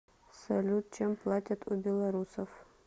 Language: Russian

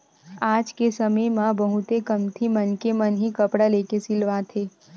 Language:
Chhattisgarhi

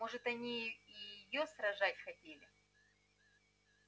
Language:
Russian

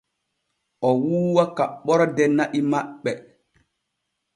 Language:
Borgu Fulfulde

